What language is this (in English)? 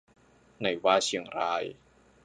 Thai